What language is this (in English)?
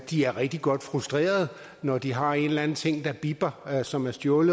Danish